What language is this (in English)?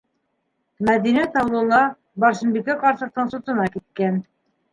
Bashkir